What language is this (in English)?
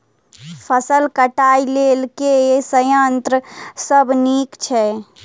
Maithili